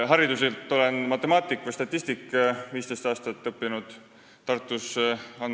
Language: Estonian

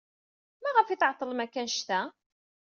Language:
Kabyle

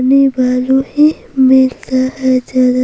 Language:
Hindi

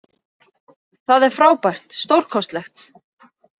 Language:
Icelandic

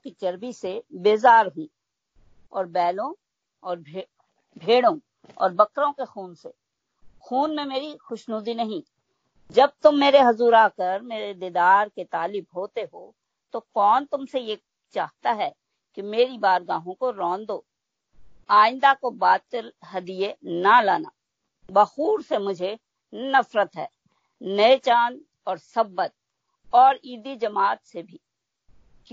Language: Hindi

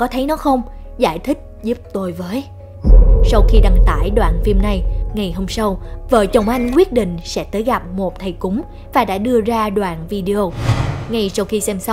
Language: Vietnamese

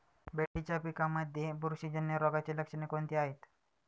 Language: Marathi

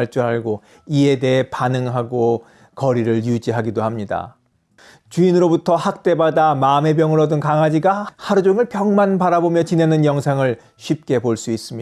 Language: Korean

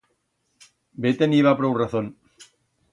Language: Aragonese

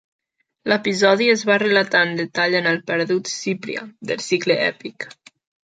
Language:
Catalan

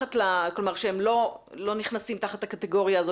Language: Hebrew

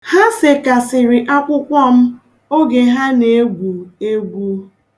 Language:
Igbo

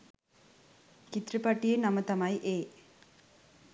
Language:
Sinhala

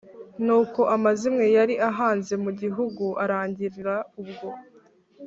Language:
Kinyarwanda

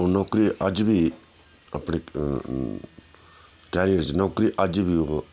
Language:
Dogri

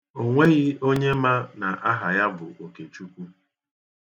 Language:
Igbo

